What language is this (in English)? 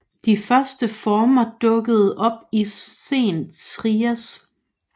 Danish